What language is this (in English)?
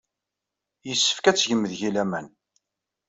Kabyle